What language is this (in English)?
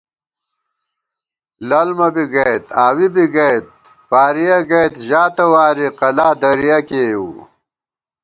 Gawar-Bati